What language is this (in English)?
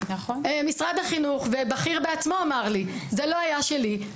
Hebrew